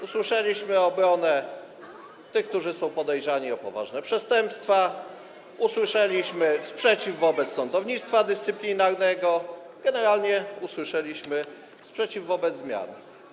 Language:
Polish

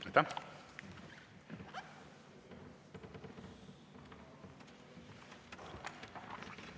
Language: Estonian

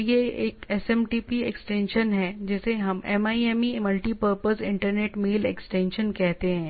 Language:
Hindi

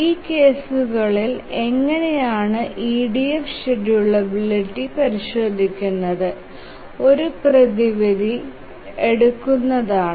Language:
Malayalam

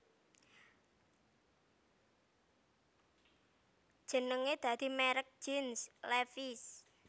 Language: Javanese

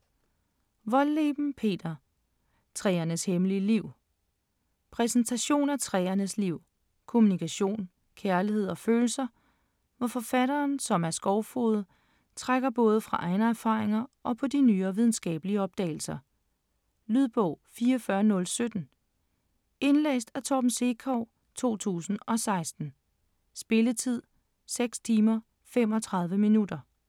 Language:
Danish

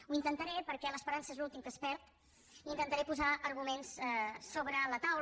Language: Catalan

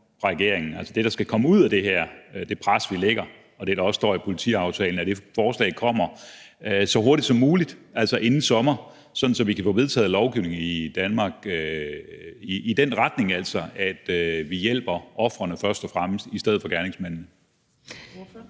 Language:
Danish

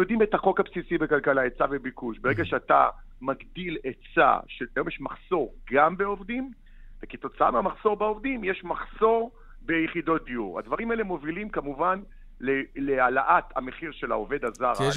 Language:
Hebrew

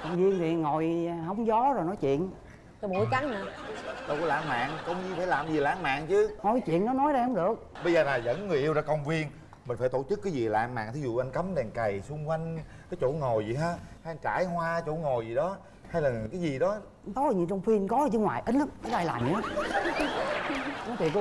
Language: Vietnamese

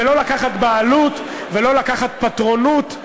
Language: Hebrew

